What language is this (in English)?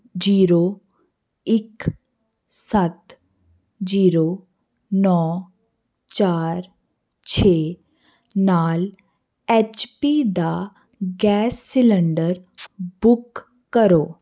Punjabi